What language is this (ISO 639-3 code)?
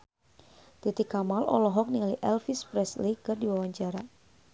sun